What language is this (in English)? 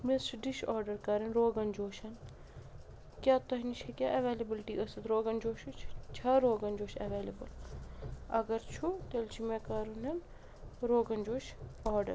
Kashmiri